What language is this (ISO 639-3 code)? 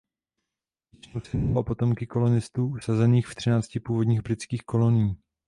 ces